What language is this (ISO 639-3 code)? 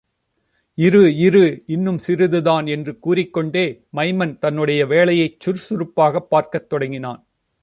tam